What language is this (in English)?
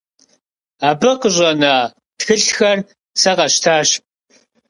Kabardian